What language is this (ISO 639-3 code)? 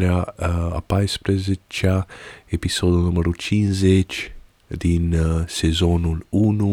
ron